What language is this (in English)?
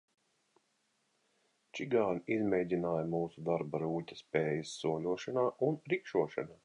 Latvian